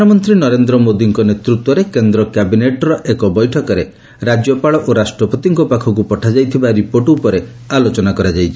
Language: Odia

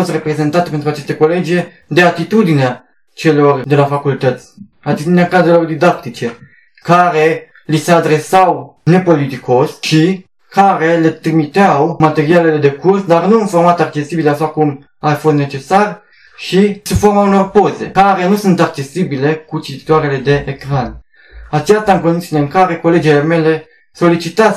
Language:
Romanian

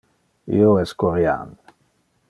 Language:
Interlingua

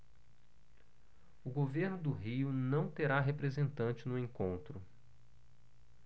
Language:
Portuguese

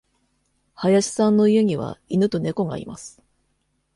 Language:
Japanese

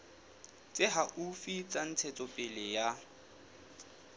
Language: Southern Sotho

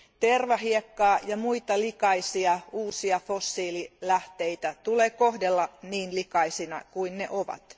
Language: Finnish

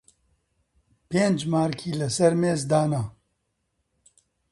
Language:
Central Kurdish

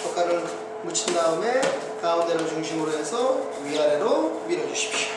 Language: Korean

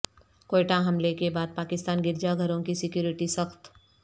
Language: Urdu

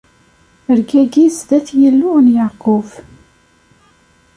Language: Kabyle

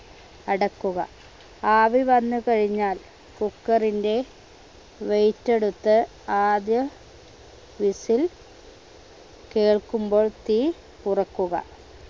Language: Malayalam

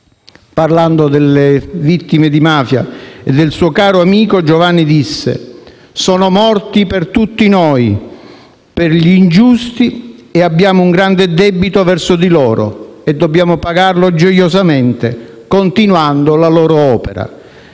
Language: Italian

